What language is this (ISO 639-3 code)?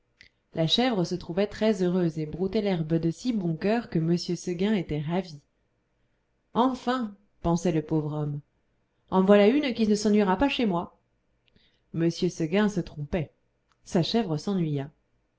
fra